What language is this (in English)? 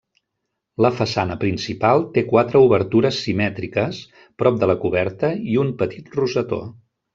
Catalan